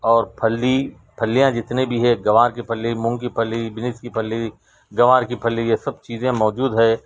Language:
Urdu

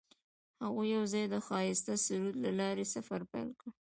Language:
Pashto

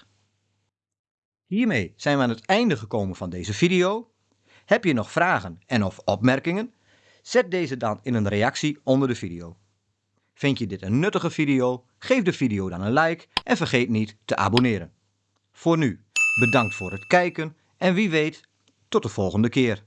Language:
Dutch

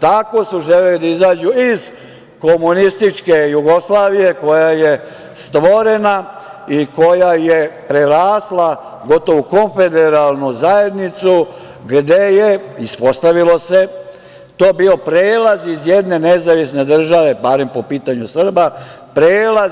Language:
Serbian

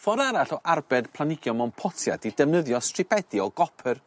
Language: Welsh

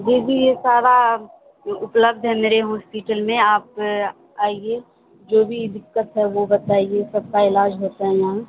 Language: Urdu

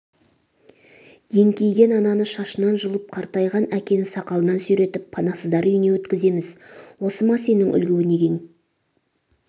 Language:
Kazakh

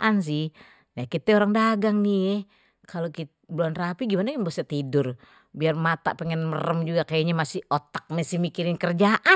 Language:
Betawi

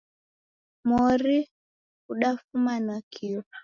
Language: Taita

